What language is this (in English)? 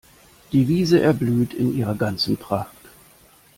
German